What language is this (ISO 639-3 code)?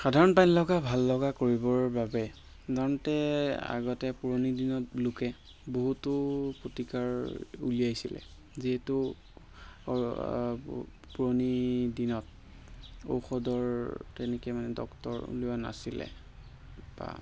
asm